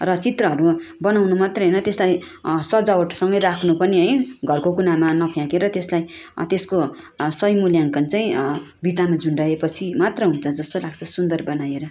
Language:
Nepali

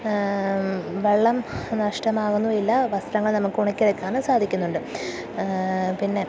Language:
Malayalam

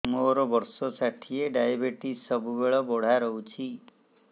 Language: Odia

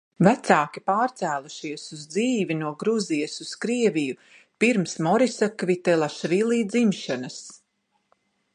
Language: Latvian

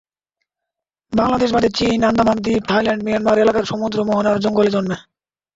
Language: Bangla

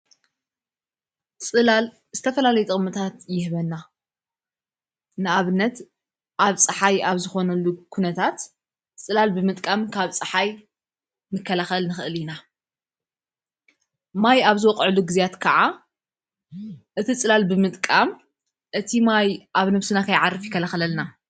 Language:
Tigrinya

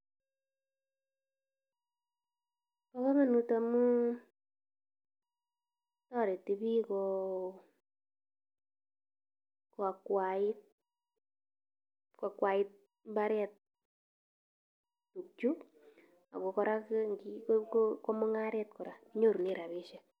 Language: Kalenjin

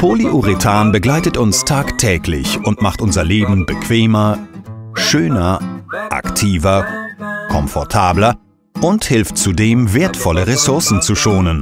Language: German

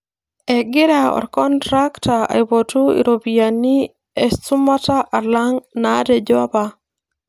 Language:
Masai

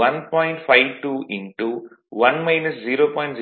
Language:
Tamil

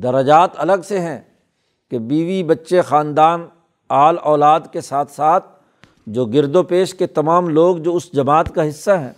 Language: Urdu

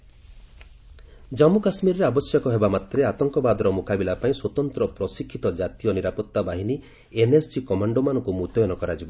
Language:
Odia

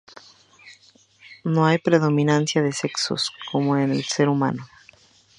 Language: Spanish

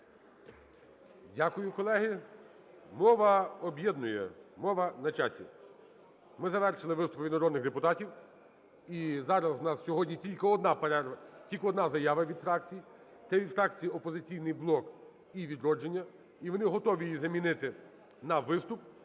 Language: Ukrainian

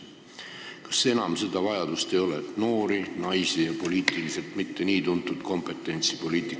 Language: Estonian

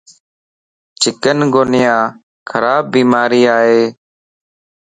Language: Lasi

